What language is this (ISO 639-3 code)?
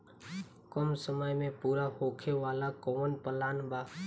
bho